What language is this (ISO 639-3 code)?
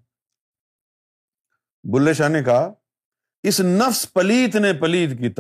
urd